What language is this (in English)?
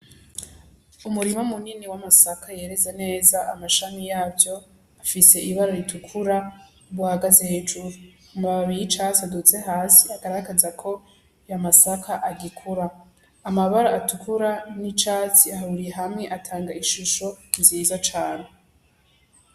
Rundi